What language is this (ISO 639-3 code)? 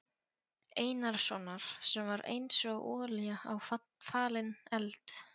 isl